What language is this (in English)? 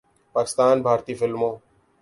Urdu